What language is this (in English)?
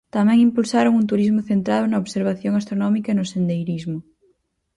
Galician